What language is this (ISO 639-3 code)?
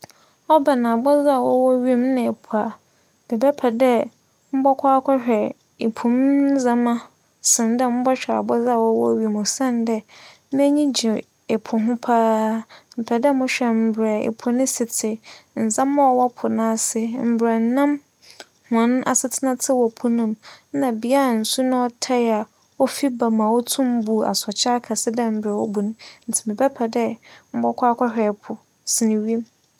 aka